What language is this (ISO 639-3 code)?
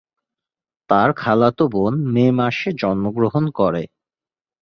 ben